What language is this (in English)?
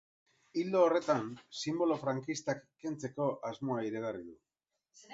Basque